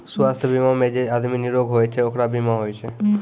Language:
Maithili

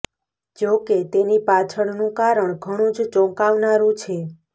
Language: Gujarati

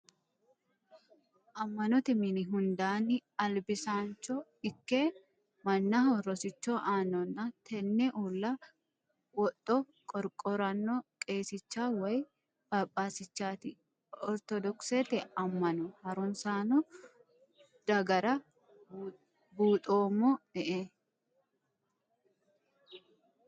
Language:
Sidamo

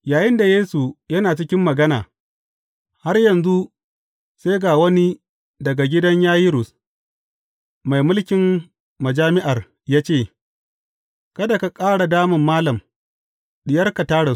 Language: Hausa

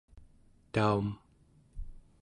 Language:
Central Yupik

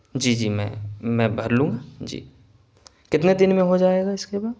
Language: Urdu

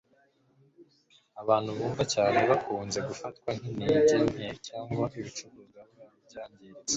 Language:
Kinyarwanda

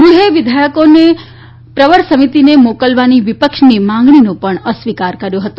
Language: Gujarati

